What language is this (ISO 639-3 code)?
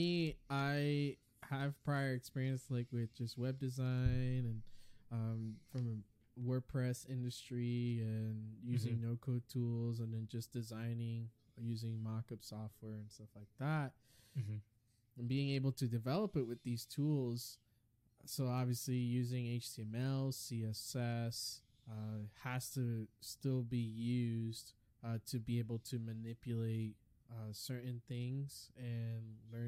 eng